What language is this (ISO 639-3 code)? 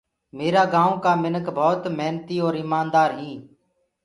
ggg